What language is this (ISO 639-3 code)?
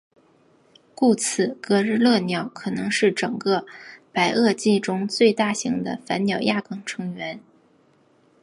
zho